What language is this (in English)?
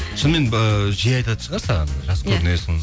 Kazakh